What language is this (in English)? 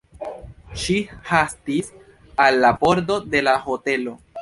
Esperanto